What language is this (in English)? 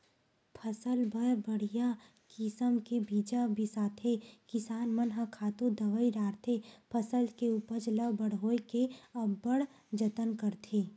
Chhattisgarhi